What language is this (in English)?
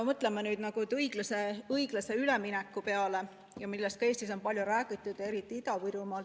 Estonian